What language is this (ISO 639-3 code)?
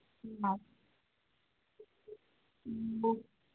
mni